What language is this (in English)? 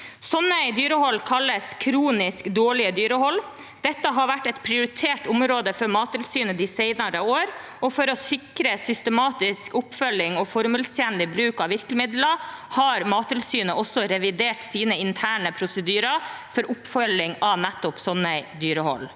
Norwegian